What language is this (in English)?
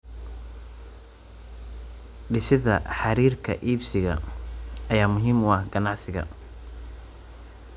Somali